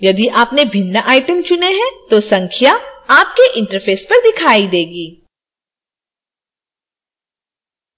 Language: Hindi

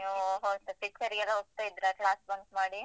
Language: Kannada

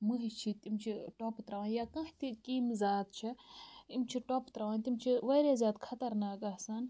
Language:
Kashmiri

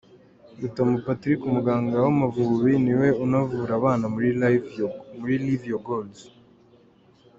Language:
Kinyarwanda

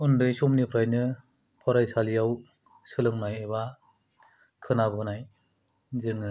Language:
Bodo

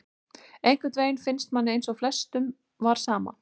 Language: Icelandic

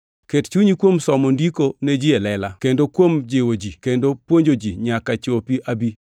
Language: Luo (Kenya and Tanzania)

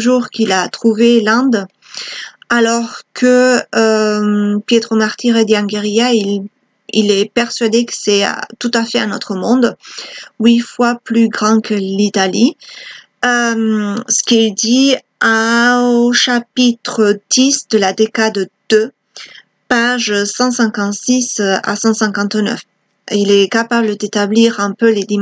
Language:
French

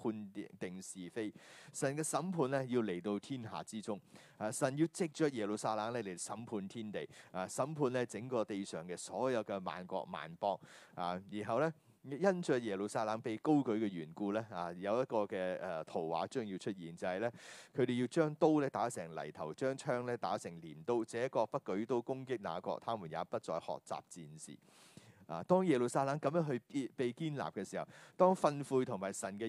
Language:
Chinese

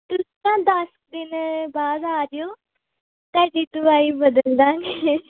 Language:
Punjabi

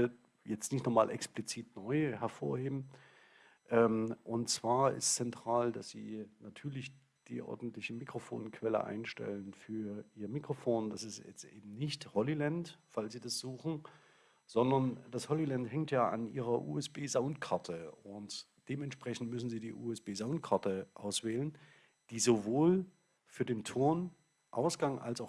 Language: German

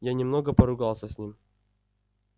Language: Russian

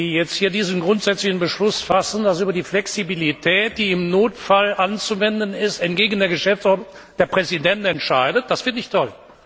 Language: German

